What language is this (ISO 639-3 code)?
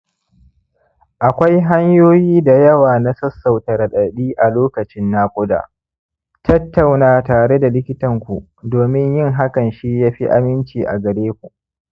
hau